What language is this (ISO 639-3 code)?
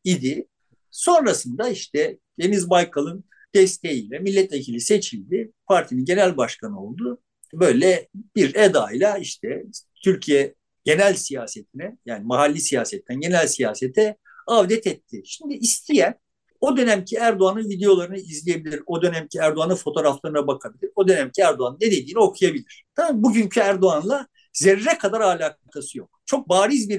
tur